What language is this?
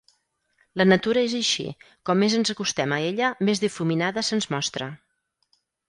Catalan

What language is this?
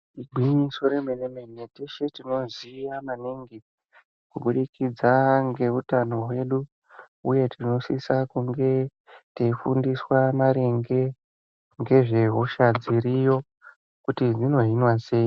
Ndau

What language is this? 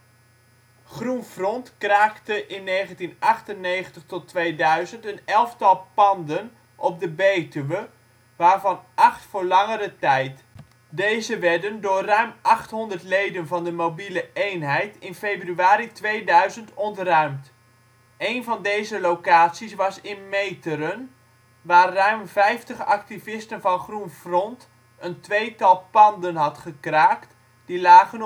Dutch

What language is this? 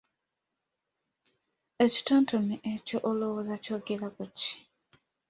Ganda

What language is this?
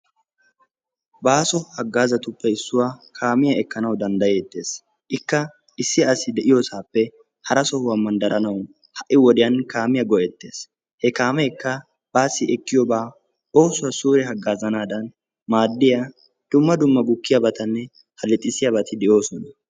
Wolaytta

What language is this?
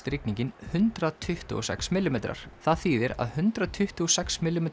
Icelandic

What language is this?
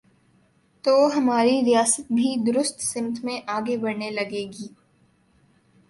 Urdu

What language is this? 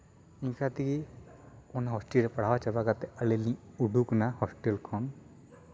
Santali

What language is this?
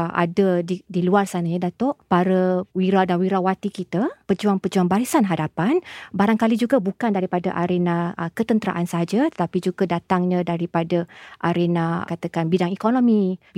Malay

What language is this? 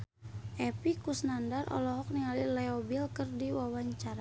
Sundanese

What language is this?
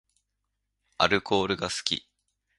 Japanese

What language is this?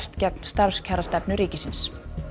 Icelandic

